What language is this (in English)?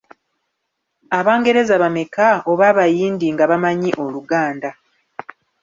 Ganda